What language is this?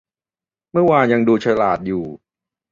Thai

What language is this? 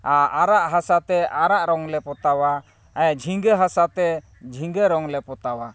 Santali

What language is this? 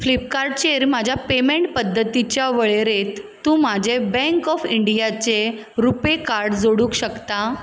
Konkani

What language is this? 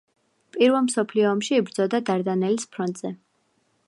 Georgian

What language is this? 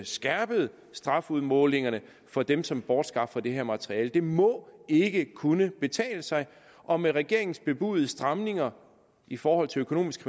Danish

